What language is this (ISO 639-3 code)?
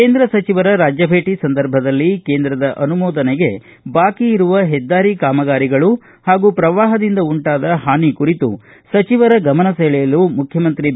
kan